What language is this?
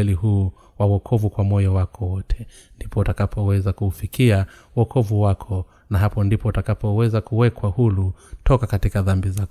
Swahili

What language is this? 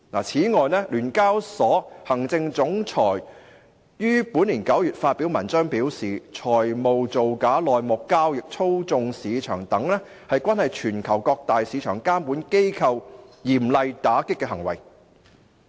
Cantonese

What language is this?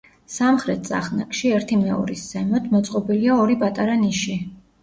Georgian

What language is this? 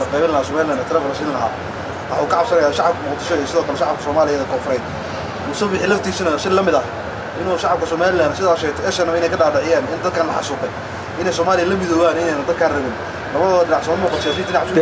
Arabic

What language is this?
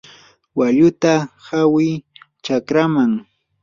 Yanahuanca Pasco Quechua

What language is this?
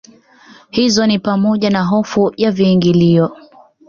Swahili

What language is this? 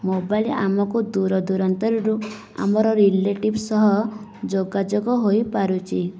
Odia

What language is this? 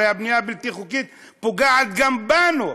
Hebrew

